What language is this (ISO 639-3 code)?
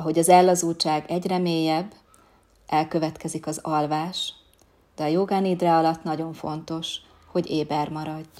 hun